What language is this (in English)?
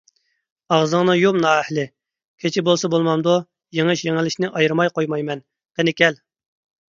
Uyghur